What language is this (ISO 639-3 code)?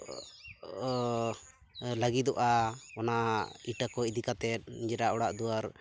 sat